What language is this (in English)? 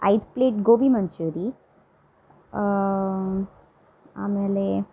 Kannada